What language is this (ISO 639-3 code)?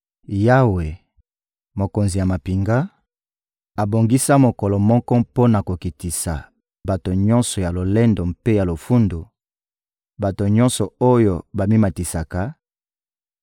lin